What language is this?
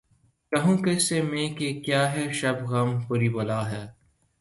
Urdu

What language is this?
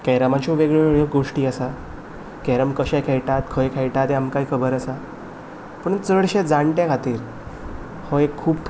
Konkani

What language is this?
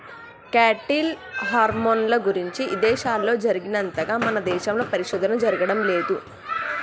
Telugu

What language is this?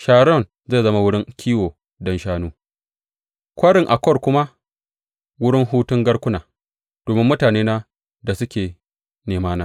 Hausa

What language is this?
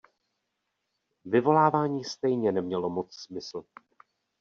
Czech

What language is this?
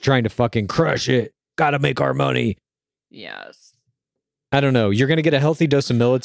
English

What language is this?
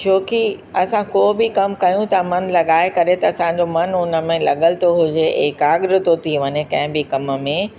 Sindhi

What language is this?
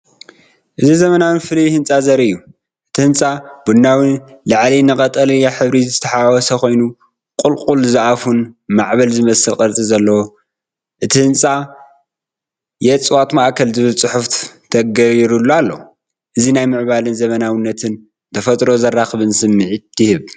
Tigrinya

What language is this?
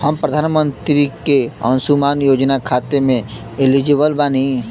Bhojpuri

